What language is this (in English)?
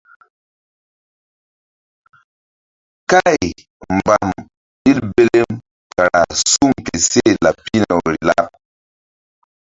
Mbum